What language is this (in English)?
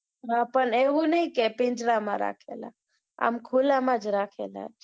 Gujarati